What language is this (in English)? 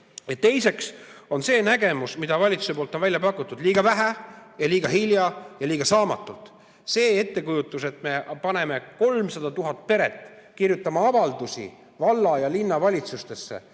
Estonian